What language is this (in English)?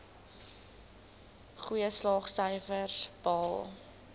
Afrikaans